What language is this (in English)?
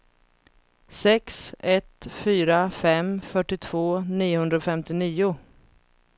Swedish